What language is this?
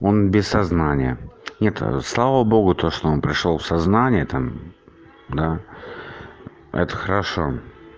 Russian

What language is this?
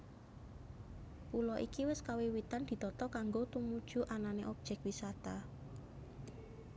Javanese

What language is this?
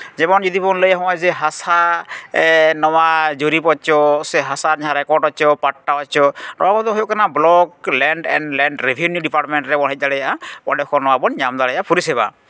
Santali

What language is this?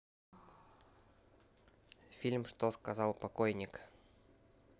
Russian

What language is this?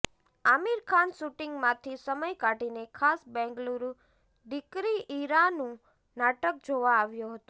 Gujarati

